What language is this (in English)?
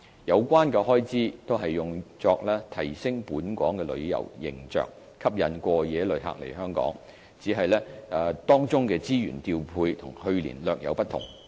Cantonese